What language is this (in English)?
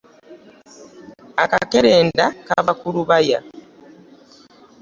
Ganda